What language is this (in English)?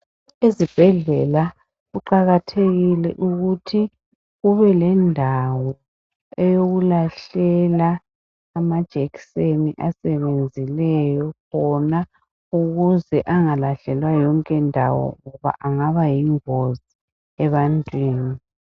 North Ndebele